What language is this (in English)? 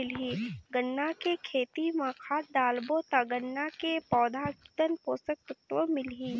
Chhattisgarhi